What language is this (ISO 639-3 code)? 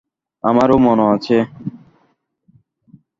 ben